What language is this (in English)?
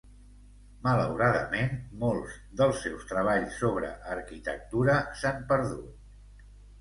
Catalan